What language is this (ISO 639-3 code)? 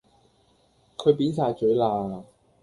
yue